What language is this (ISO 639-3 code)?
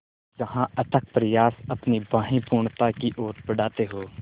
hin